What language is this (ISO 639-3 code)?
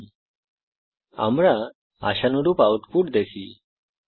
ben